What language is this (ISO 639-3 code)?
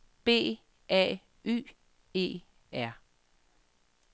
dan